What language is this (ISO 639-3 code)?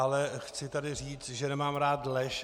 ces